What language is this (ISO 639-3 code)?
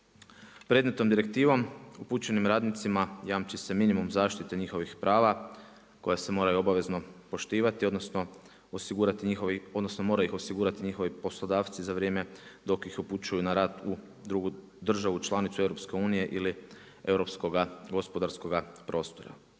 hrv